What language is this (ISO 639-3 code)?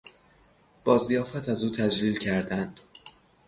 fas